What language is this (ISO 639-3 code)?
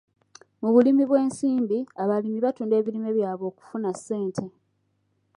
lug